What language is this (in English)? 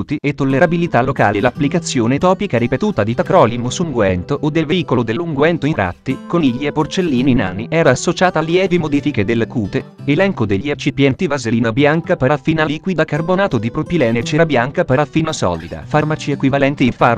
Italian